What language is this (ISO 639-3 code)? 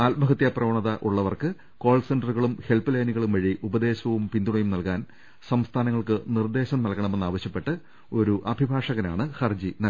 mal